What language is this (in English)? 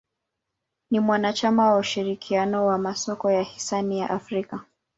Swahili